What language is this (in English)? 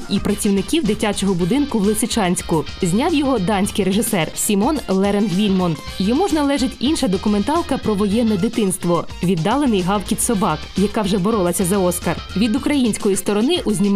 Ukrainian